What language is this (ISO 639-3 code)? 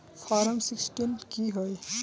mag